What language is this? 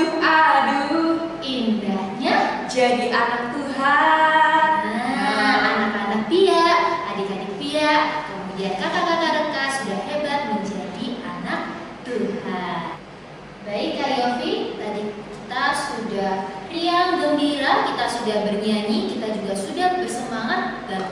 Indonesian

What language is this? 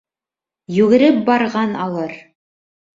Bashkir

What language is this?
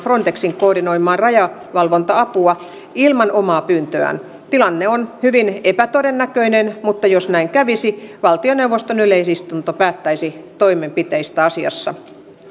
Finnish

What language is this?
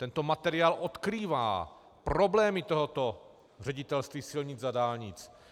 Czech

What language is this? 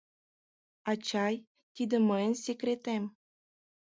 Mari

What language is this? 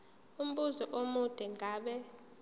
Zulu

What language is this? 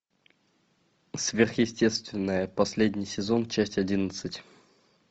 Russian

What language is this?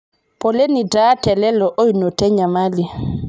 Masai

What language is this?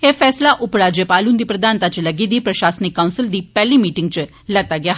Dogri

